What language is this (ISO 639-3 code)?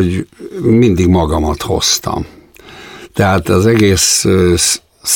hun